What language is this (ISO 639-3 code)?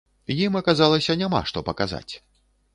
bel